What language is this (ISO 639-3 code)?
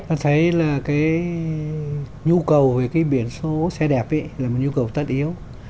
vie